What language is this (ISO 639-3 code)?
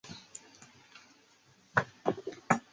zho